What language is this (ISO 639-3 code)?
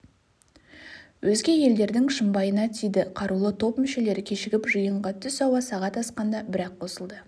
kaz